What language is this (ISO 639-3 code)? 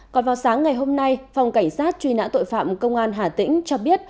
vie